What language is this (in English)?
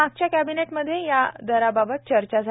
Marathi